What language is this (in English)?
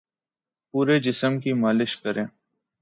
Urdu